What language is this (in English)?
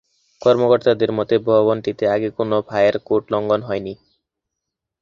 Bangla